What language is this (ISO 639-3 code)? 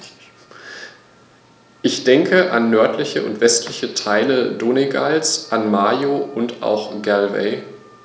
deu